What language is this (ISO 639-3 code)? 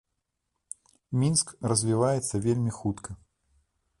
bel